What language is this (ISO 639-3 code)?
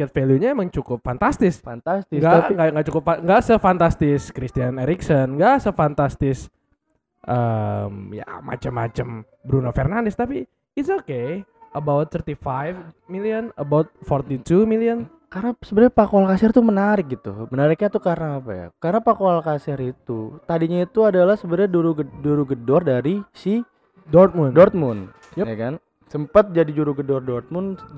ind